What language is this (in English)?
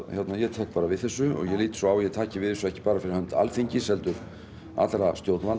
Icelandic